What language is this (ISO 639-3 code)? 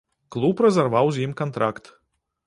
bel